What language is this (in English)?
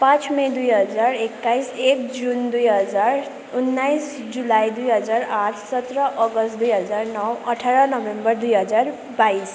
Nepali